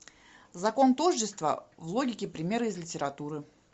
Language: Russian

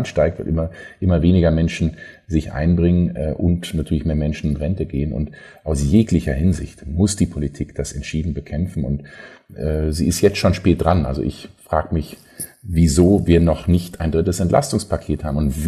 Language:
German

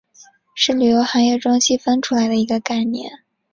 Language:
Chinese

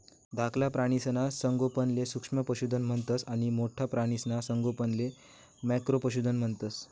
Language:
Marathi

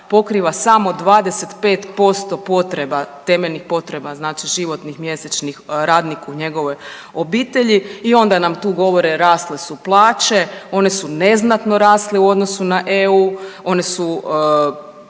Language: Croatian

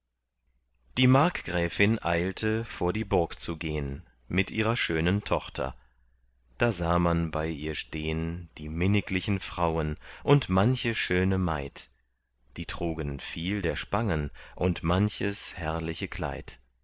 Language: German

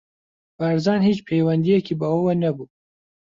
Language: Central Kurdish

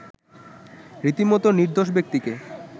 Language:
Bangla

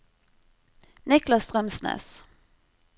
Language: Norwegian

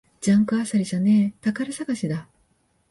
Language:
Japanese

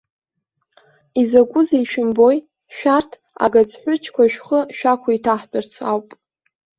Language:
Abkhazian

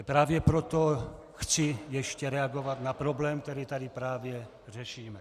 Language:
Czech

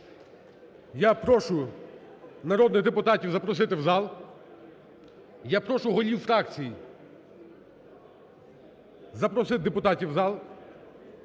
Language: Ukrainian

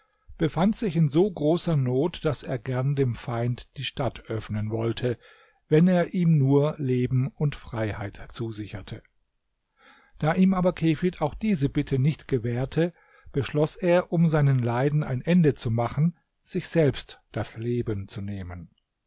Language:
German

